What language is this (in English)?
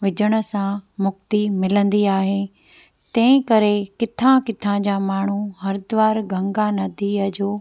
Sindhi